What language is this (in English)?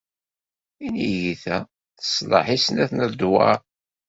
Kabyle